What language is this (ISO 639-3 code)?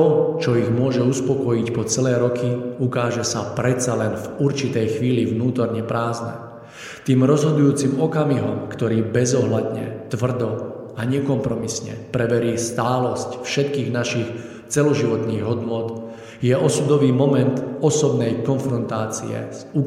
slk